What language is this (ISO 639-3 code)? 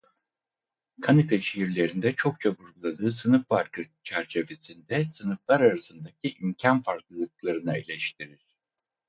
tur